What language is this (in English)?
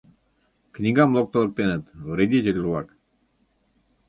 Mari